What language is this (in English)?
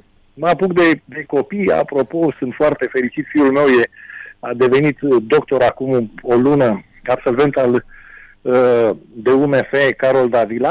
Romanian